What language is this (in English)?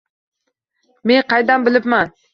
Uzbek